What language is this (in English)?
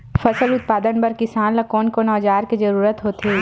Chhattisgarhi